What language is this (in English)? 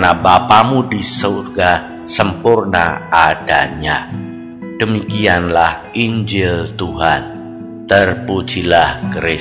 Indonesian